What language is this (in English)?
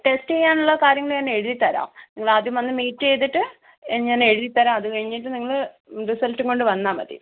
Malayalam